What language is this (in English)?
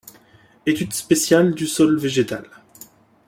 French